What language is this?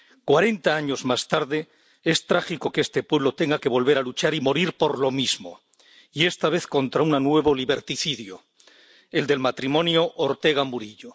Spanish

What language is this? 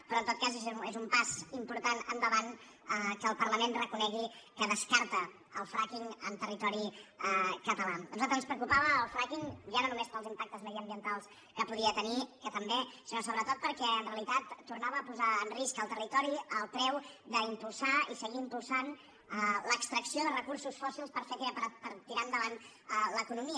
Catalan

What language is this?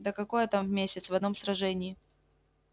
Russian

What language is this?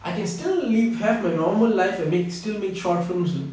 English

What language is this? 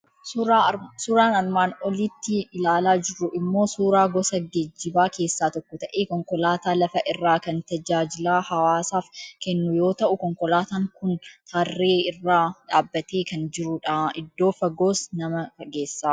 Oromo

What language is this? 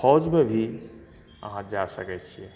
Maithili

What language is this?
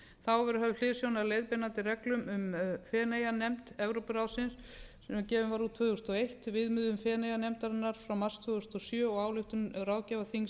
Icelandic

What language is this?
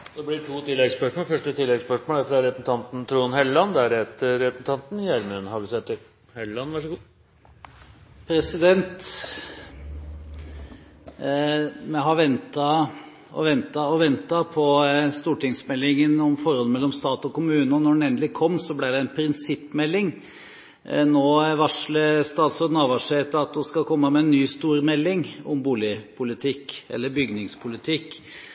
Norwegian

